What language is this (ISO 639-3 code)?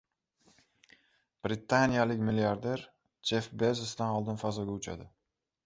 uzb